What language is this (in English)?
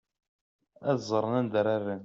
Kabyle